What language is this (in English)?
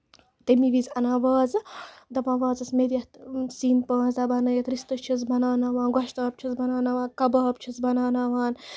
Kashmiri